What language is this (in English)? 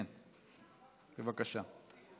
Hebrew